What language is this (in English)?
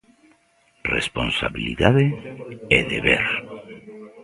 Galician